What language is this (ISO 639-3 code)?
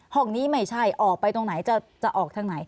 tha